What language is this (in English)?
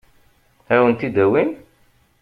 Kabyle